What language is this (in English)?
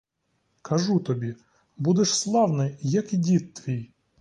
Ukrainian